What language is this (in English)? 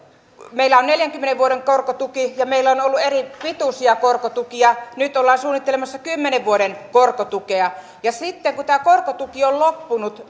Finnish